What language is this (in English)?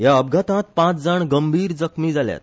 Konkani